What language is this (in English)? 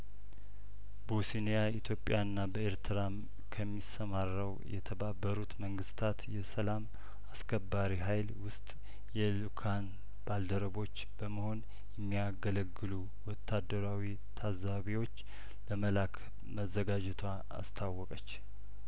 Amharic